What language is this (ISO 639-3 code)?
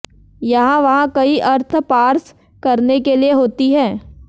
hin